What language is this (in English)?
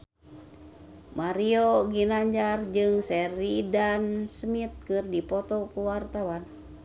Sundanese